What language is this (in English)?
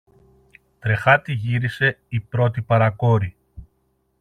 Greek